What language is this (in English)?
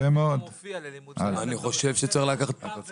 Hebrew